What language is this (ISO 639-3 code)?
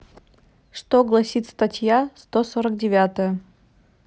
rus